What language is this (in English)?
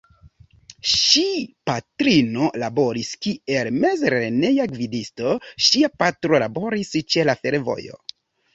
Esperanto